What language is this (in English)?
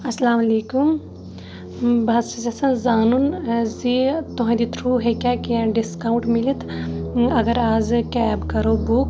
Kashmiri